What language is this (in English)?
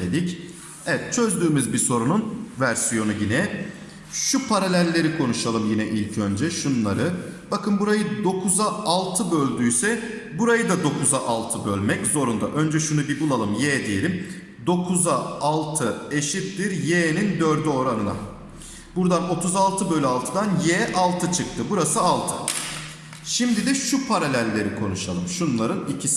Turkish